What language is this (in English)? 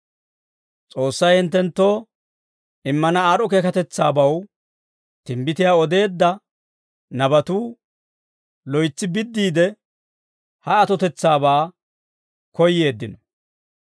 Dawro